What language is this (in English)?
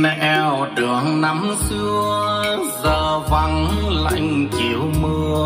Vietnamese